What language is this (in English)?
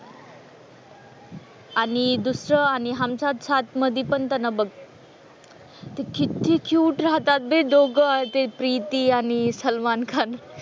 Marathi